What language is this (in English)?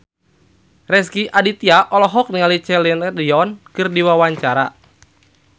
Sundanese